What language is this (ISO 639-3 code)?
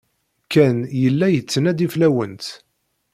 kab